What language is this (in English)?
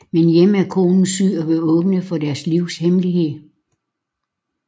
Danish